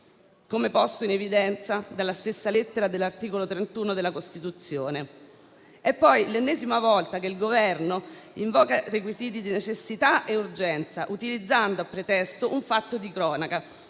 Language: Italian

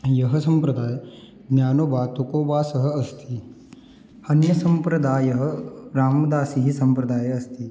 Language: Sanskrit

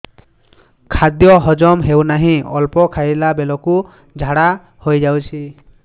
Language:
Odia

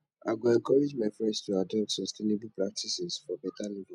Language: Nigerian Pidgin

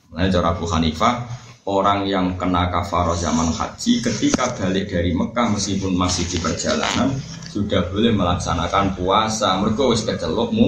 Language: Malay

